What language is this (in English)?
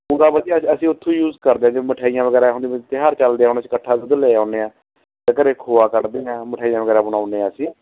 Punjabi